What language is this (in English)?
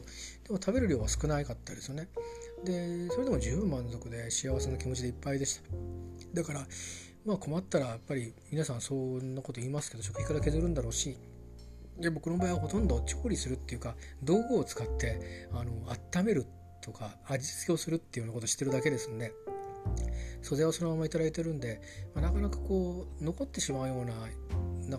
Japanese